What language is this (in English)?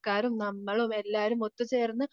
Malayalam